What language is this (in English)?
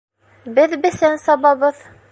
Bashkir